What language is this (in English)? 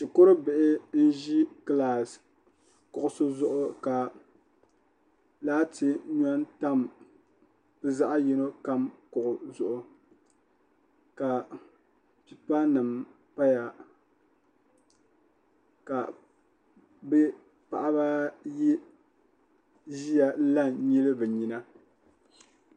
Dagbani